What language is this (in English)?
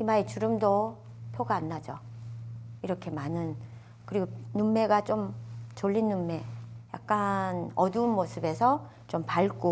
Korean